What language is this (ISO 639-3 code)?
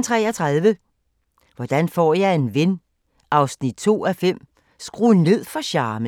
dan